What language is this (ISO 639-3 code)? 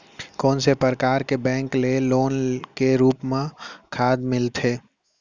hne